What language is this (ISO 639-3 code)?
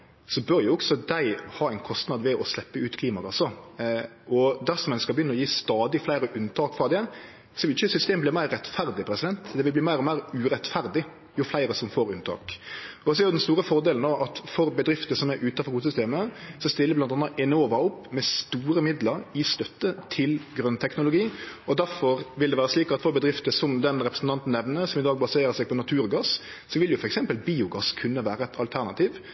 nno